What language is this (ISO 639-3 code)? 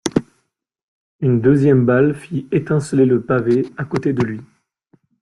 fra